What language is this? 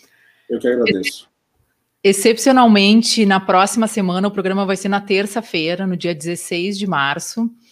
Portuguese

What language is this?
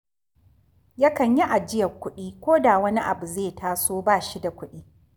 Hausa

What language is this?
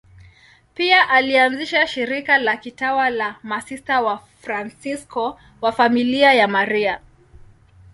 Swahili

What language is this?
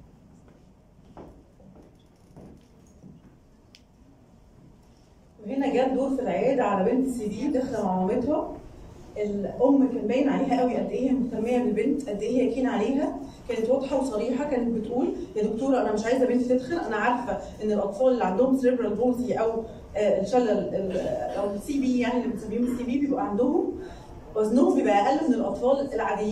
Arabic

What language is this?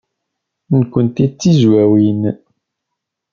Kabyle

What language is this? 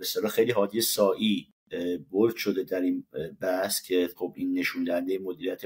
Persian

